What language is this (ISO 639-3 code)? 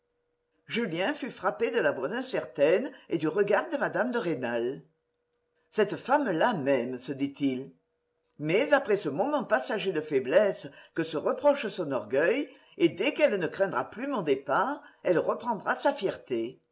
fra